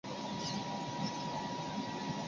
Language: Chinese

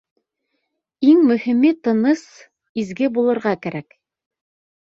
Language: Bashkir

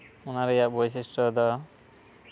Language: Santali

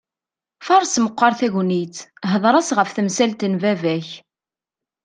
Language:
Kabyle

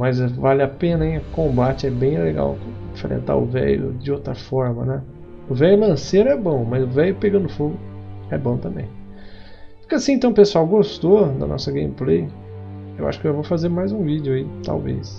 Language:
Portuguese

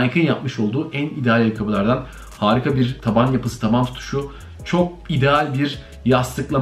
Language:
Turkish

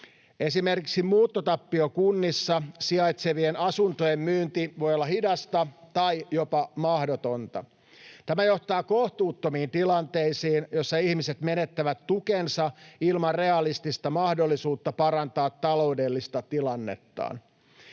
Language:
Finnish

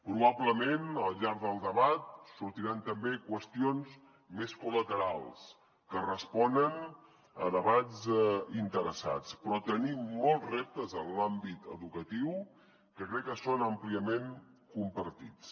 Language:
Catalan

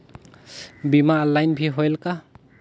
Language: Chhattisgarhi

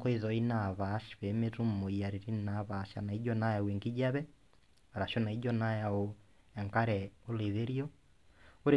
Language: Masai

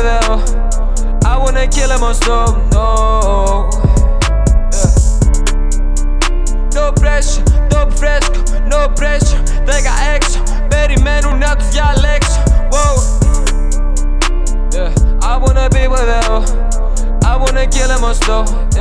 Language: Greek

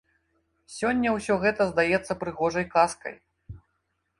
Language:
Belarusian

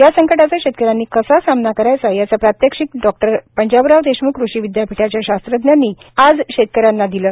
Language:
Marathi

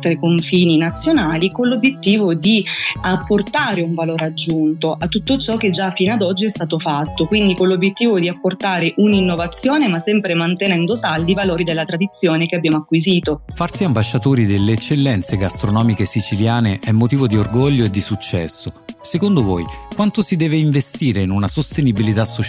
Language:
Italian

